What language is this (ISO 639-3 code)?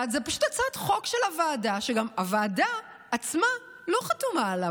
heb